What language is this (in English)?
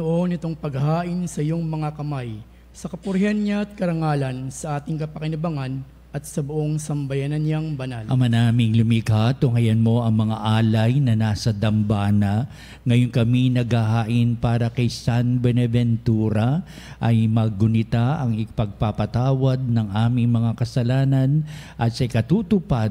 Filipino